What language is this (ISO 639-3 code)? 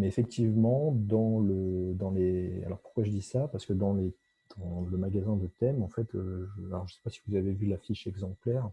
fra